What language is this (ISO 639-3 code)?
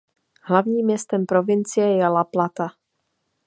ces